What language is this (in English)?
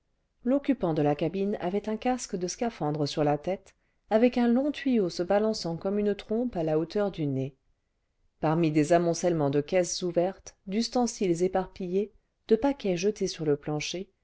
French